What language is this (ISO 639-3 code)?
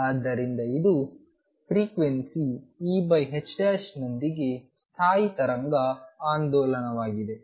kan